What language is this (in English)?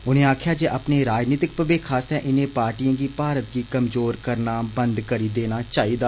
Dogri